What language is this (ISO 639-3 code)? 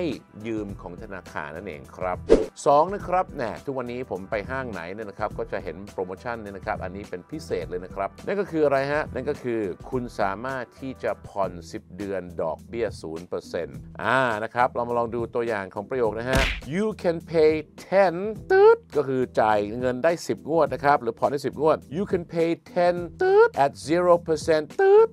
tha